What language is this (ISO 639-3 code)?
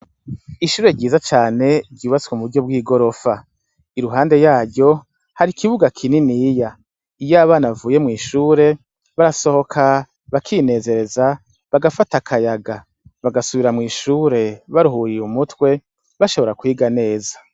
run